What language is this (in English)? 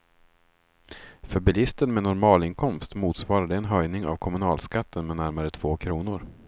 Swedish